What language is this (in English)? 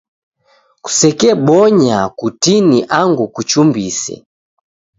Taita